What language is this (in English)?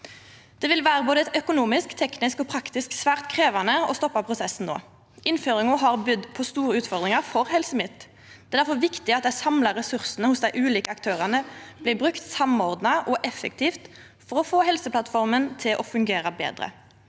Norwegian